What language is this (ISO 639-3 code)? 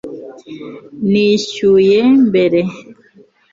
kin